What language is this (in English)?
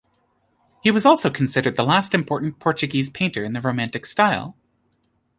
English